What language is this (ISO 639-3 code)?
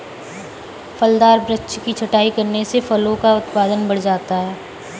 hin